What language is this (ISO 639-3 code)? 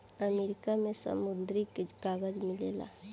bho